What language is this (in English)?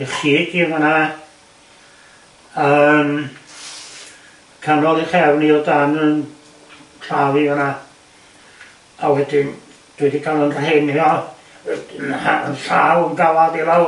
Welsh